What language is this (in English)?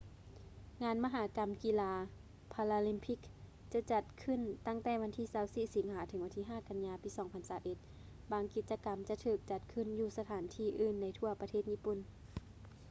Lao